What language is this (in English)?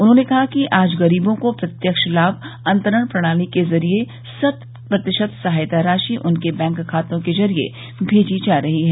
Hindi